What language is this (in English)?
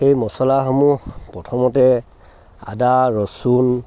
Assamese